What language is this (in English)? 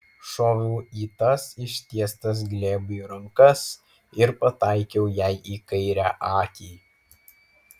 Lithuanian